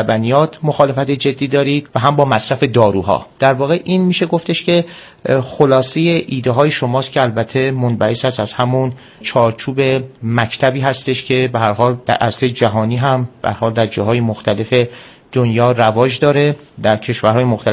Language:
Persian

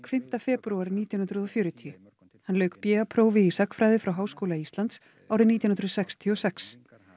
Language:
Icelandic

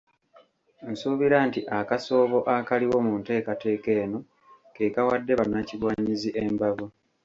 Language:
Ganda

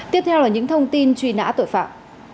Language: Vietnamese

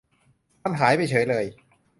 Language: Thai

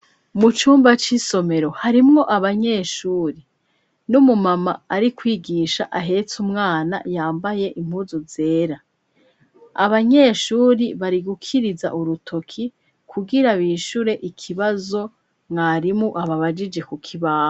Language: Rundi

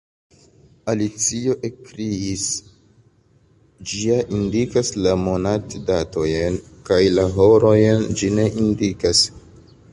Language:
Esperanto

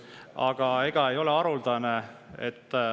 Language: Estonian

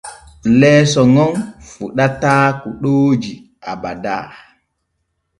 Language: Borgu Fulfulde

